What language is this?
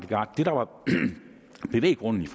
Danish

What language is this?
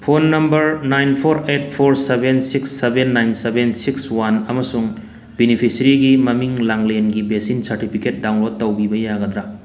Manipuri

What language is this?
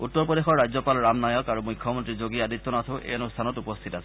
Assamese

